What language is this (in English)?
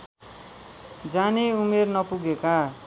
Nepali